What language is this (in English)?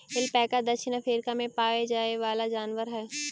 Magahi